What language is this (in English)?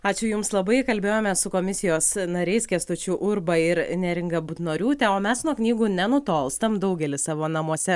Lithuanian